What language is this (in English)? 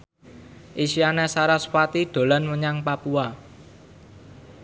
Javanese